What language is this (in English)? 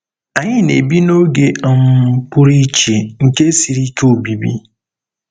Igbo